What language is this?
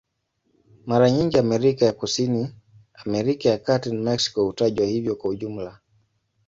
Swahili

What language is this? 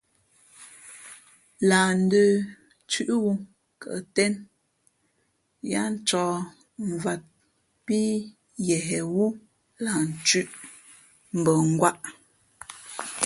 Fe'fe'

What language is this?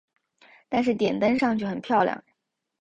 Chinese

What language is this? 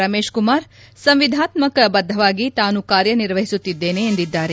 Kannada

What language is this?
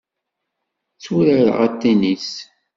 Kabyle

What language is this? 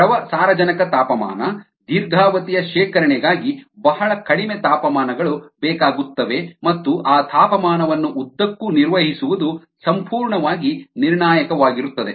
Kannada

